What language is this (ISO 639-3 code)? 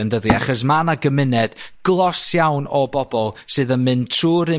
cym